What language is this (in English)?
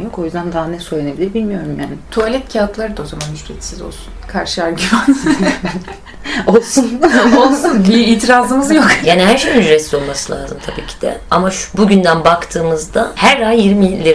Turkish